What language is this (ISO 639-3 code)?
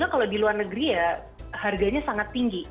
ind